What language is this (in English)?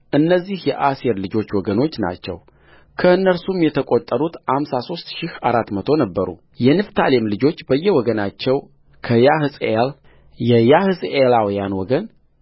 Amharic